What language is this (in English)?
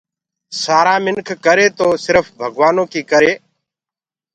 Gurgula